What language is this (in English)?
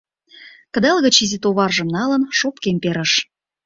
Mari